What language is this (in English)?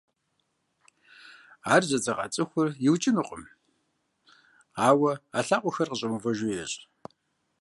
Kabardian